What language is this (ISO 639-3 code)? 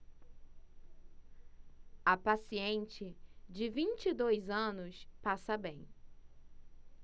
por